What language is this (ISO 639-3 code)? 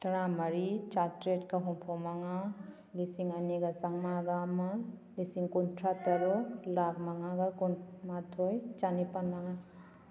mni